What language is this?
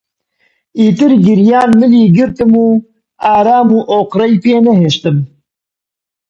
Central Kurdish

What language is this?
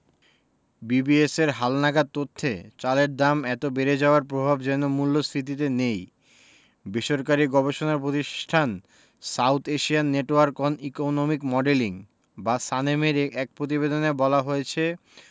Bangla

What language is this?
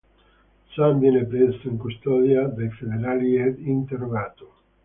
Italian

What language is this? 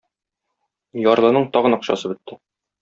Tatar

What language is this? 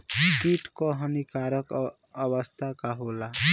Bhojpuri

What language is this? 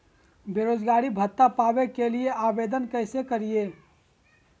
Magahi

